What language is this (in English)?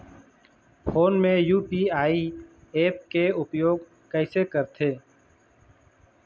Chhattisgarhi